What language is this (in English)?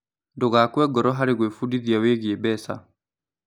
Kikuyu